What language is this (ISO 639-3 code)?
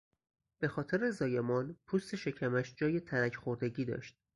fas